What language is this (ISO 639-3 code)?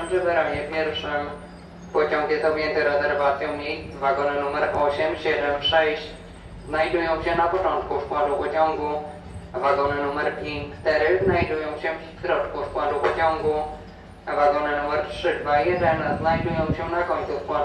pol